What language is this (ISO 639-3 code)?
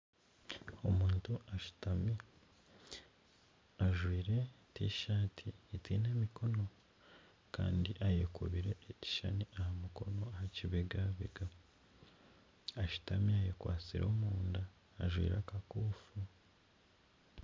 nyn